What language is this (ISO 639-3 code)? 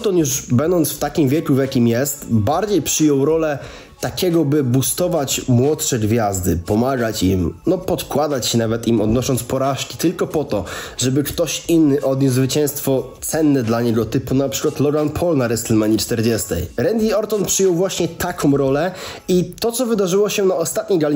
pol